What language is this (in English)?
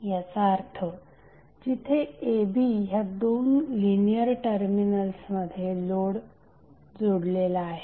Marathi